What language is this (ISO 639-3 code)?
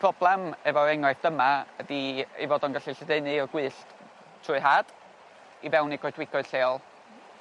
cym